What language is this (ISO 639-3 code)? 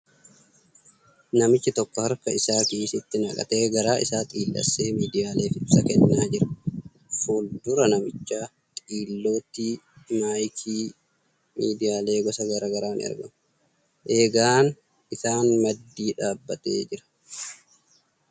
orm